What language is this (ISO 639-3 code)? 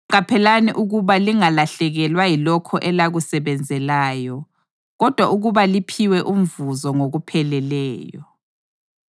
nde